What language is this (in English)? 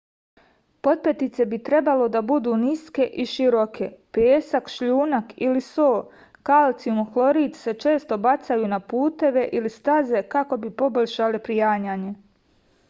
Serbian